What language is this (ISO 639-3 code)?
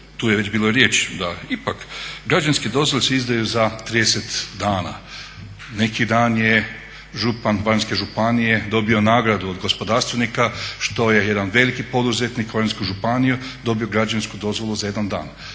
hrv